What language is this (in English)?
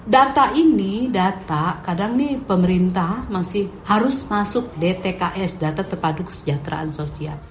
Indonesian